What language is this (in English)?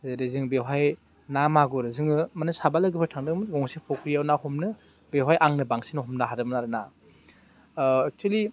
Bodo